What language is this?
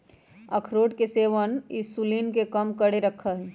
Magahi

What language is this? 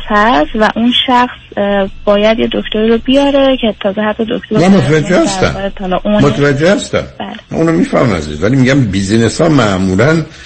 Persian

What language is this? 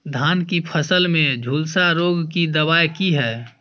Maithili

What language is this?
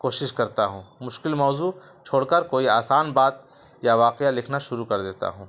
Urdu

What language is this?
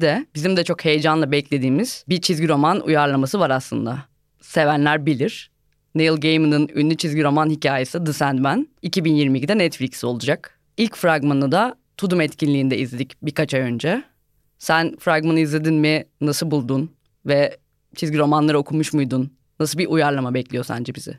Turkish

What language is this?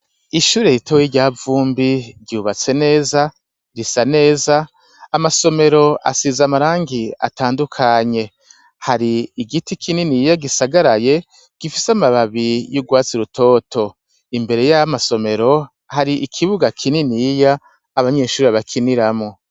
Rundi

